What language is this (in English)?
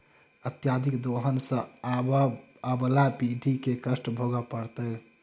Maithili